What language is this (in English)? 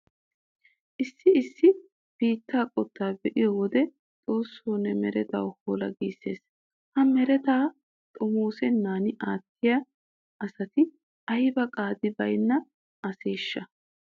Wolaytta